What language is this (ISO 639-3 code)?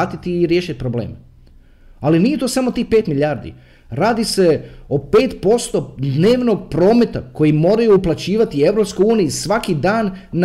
hrv